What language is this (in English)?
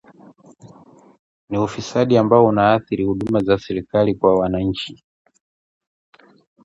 Swahili